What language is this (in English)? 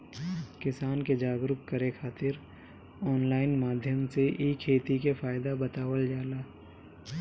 Bhojpuri